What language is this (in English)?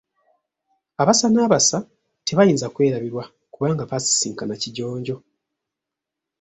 Ganda